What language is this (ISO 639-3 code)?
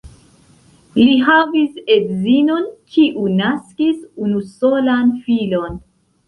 epo